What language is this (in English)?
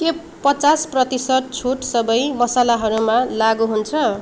Nepali